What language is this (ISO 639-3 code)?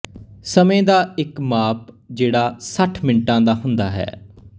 pan